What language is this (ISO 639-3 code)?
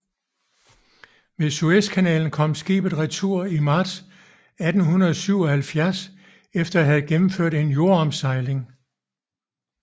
dan